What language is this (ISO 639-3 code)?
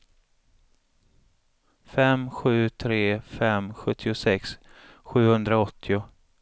swe